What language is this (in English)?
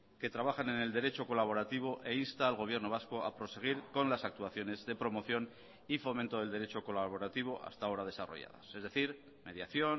Spanish